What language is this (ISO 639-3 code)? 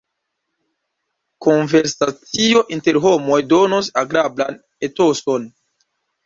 epo